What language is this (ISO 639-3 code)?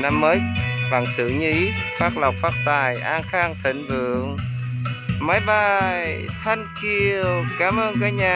vie